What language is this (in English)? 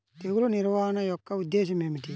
Telugu